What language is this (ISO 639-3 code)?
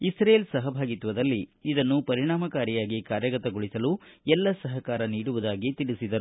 kan